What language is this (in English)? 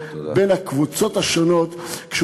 Hebrew